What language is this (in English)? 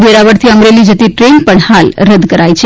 Gujarati